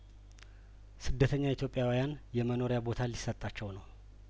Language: Amharic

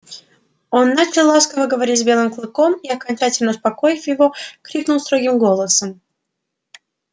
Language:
Russian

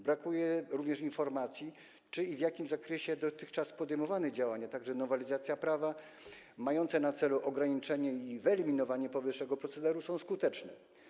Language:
Polish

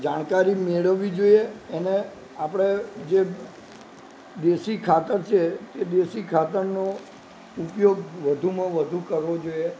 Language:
Gujarati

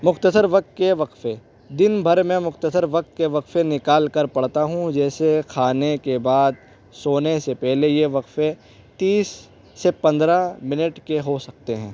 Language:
Urdu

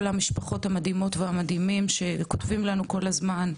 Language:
Hebrew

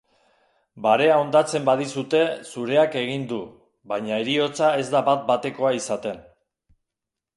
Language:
Basque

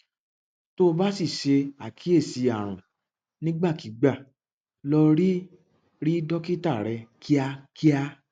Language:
Yoruba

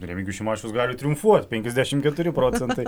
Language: Lithuanian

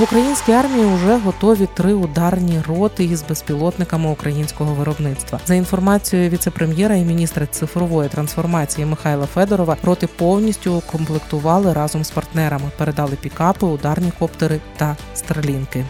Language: Ukrainian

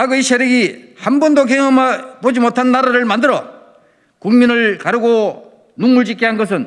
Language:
Korean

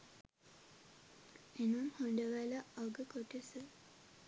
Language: Sinhala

